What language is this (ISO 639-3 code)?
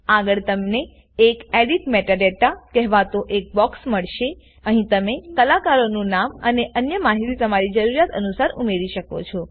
guj